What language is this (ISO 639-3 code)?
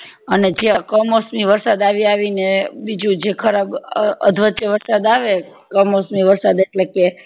guj